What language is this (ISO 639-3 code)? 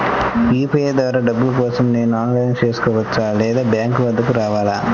tel